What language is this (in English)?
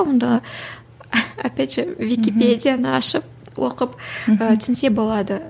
Kazakh